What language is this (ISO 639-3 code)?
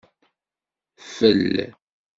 kab